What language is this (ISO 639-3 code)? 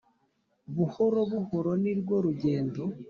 kin